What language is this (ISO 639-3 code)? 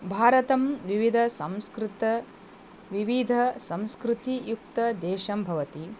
san